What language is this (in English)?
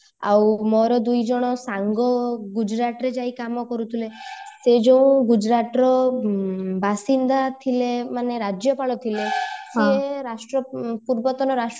Odia